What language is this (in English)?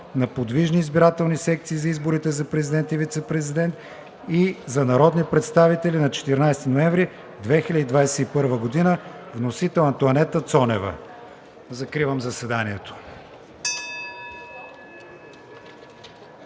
Bulgarian